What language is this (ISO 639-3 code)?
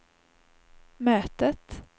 swe